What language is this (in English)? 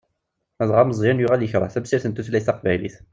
Kabyle